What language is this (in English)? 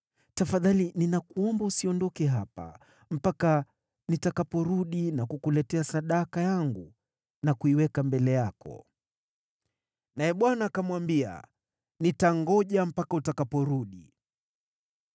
Swahili